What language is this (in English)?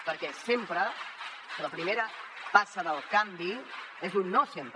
Catalan